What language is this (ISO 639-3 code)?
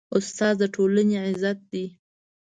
pus